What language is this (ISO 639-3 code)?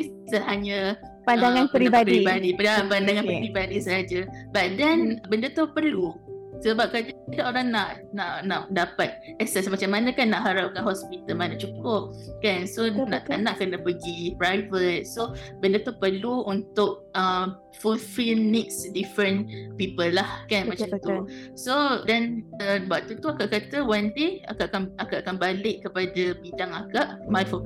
msa